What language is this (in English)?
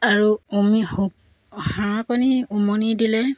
Assamese